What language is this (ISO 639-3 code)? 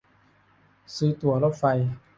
tha